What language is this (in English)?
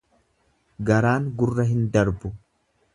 Oromo